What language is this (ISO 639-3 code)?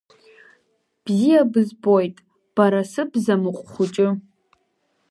abk